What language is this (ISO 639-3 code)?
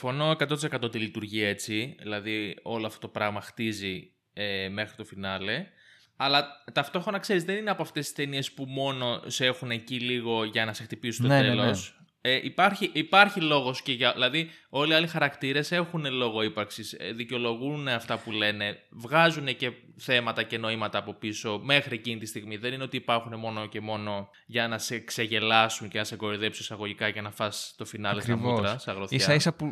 ell